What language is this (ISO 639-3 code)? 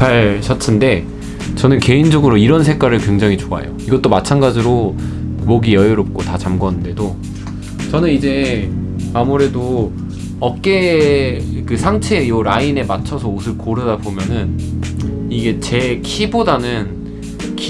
kor